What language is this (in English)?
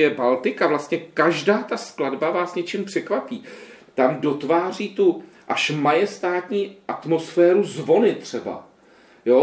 Czech